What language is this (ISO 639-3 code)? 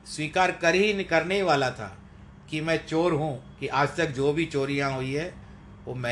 hin